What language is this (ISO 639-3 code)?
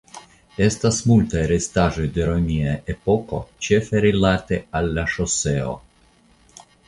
epo